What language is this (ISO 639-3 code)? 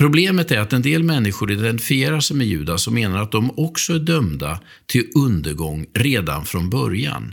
swe